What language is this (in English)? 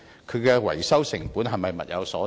Cantonese